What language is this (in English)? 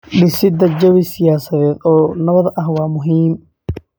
Somali